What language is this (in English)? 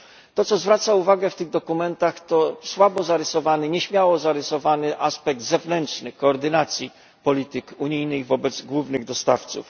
Polish